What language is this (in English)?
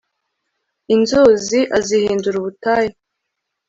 Kinyarwanda